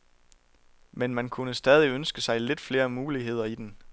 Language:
Danish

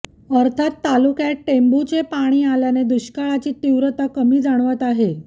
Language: Marathi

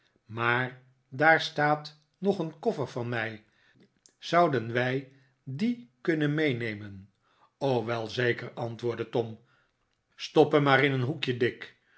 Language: Dutch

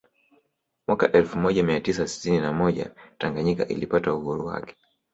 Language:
Swahili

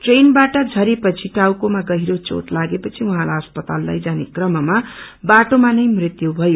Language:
Nepali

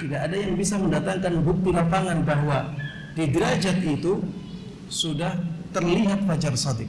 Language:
Indonesian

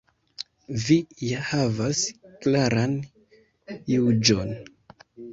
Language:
Esperanto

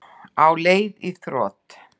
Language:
Icelandic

